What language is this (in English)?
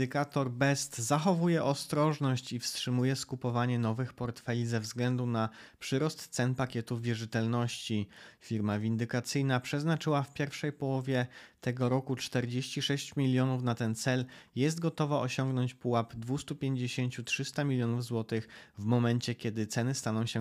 Polish